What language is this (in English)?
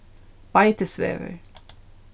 Faroese